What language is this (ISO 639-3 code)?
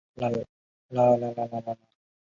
zho